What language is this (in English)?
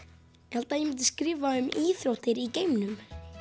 Icelandic